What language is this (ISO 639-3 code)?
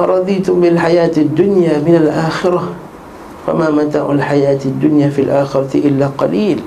msa